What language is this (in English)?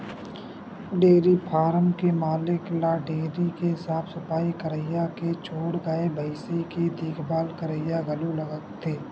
Chhattisgarhi